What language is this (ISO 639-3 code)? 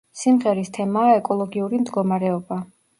kat